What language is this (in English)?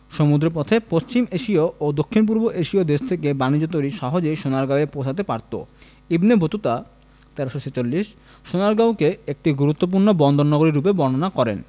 Bangla